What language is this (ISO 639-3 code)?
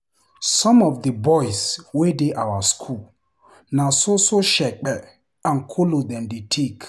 pcm